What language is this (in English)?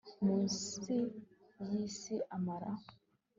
Kinyarwanda